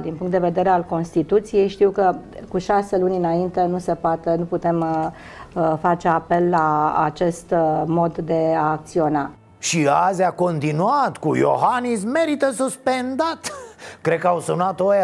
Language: Romanian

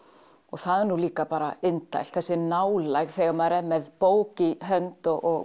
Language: Icelandic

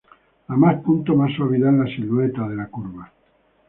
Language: Spanish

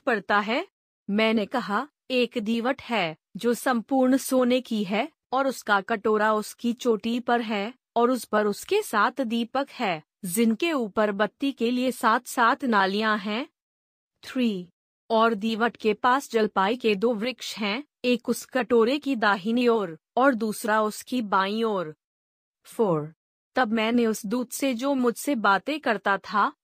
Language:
Hindi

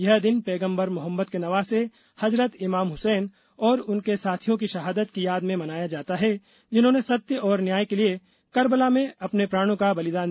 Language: Hindi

